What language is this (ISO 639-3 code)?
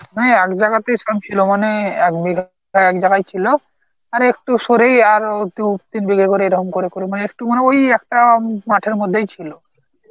ben